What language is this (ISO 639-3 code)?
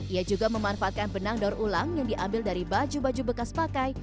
ind